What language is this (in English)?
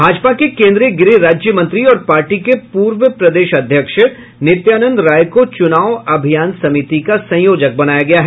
Hindi